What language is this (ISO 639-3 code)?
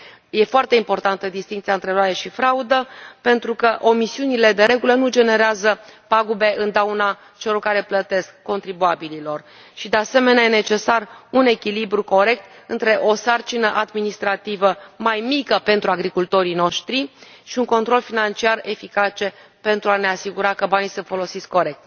ron